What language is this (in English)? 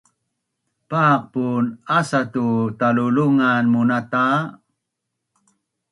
Bunun